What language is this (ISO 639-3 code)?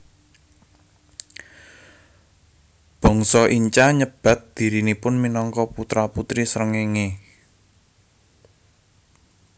jav